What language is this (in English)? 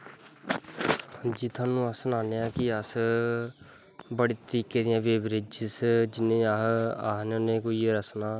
Dogri